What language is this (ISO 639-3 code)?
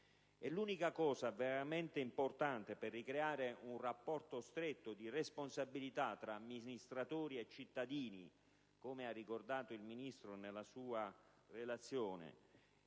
ita